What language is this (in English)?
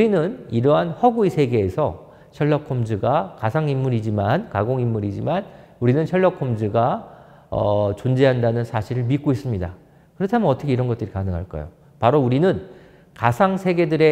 Korean